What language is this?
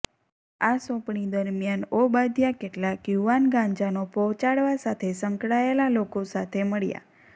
Gujarati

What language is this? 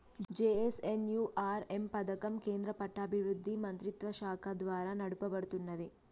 Telugu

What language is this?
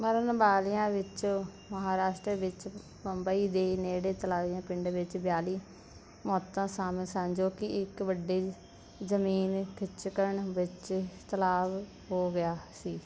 Punjabi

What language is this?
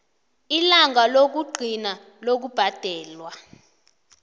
South Ndebele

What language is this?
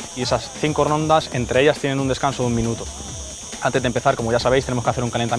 Spanish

